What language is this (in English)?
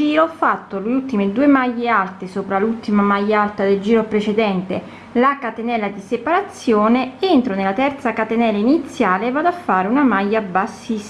Italian